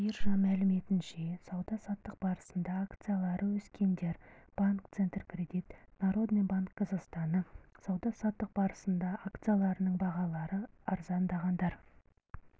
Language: Kazakh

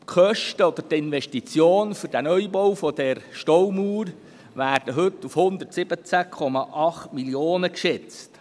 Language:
Swiss German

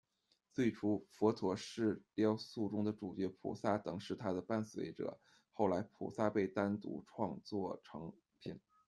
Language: Chinese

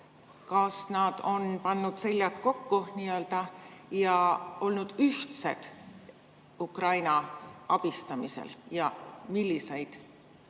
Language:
Estonian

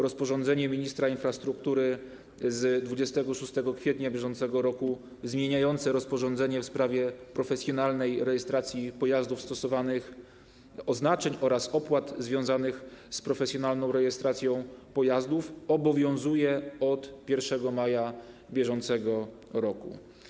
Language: Polish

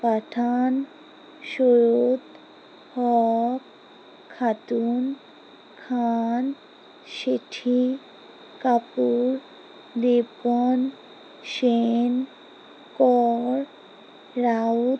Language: Bangla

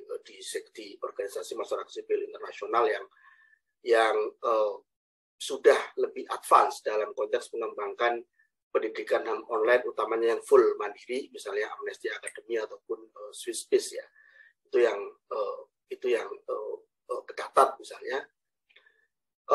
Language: Indonesian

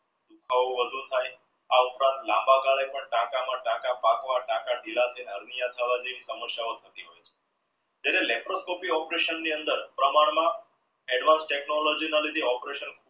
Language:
Gujarati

